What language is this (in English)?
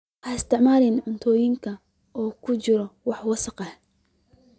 Somali